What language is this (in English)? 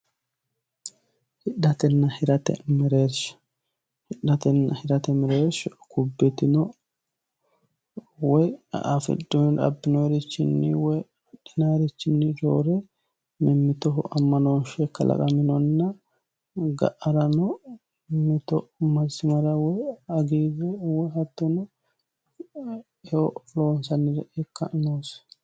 Sidamo